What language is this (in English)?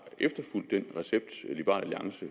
Danish